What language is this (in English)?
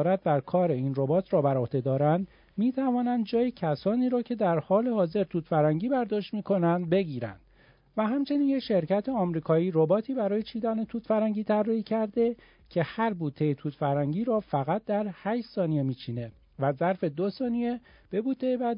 Persian